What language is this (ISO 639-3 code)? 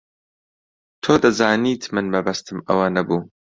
ckb